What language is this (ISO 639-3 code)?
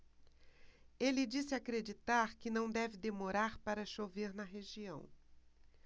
por